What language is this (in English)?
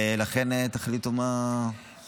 Hebrew